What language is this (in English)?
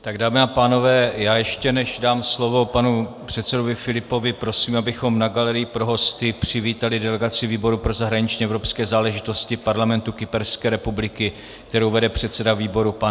Czech